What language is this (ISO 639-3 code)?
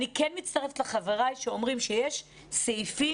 heb